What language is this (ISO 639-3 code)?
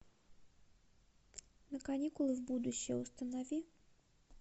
rus